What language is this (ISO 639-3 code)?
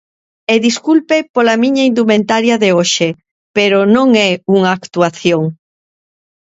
glg